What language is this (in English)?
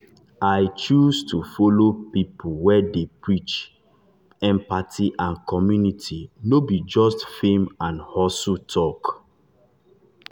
Nigerian Pidgin